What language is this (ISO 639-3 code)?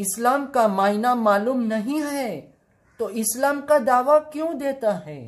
hin